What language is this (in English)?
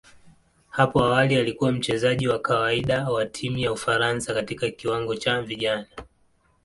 Swahili